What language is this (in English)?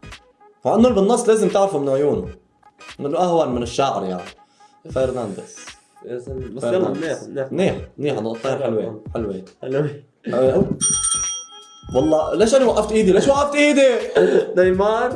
Arabic